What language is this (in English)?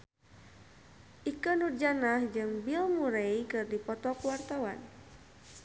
Sundanese